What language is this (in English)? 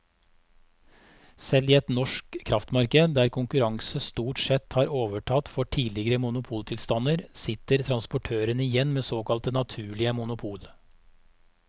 Norwegian